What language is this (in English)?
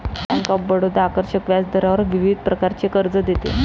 Marathi